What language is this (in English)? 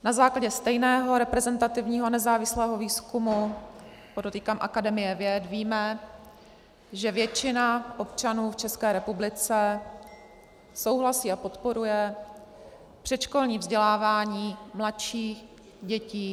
Czech